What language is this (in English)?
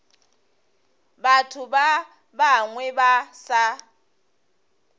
Northern Sotho